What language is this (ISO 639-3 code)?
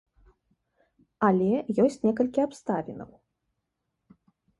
bel